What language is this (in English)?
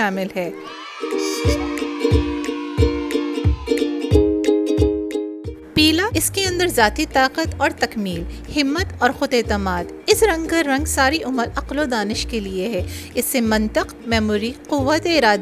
Urdu